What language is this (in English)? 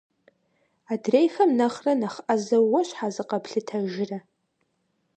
Kabardian